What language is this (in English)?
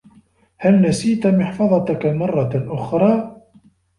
Arabic